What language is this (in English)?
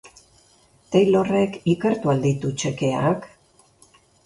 Basque